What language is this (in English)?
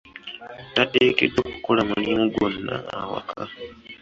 Ganda